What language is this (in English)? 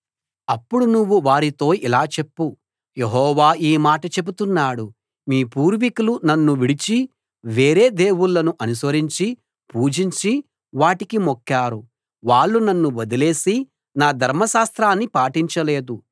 Telugu